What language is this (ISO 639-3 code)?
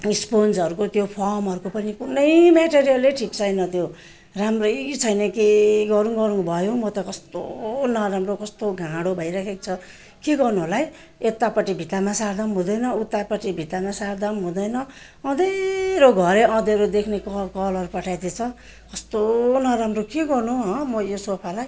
nep